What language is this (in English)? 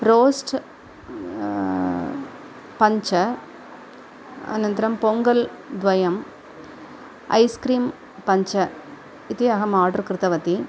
Sanskrit